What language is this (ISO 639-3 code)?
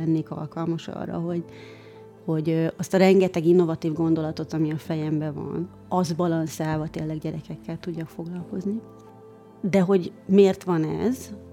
hun